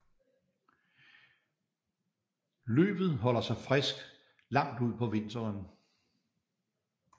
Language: Danish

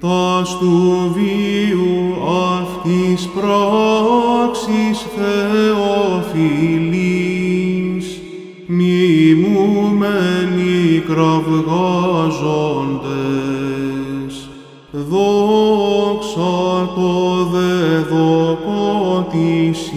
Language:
Greek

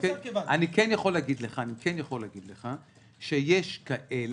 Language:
Hebrew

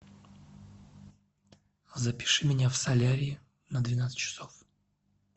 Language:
Russian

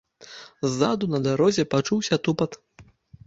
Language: Belarusian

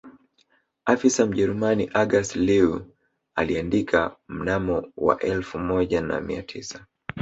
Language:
Swahili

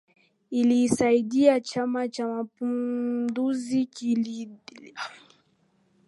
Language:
Swahili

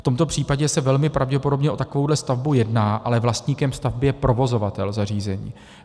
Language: Czech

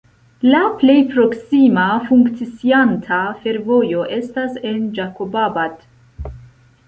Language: Esperanto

